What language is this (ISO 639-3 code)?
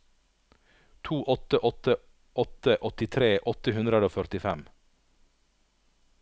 nor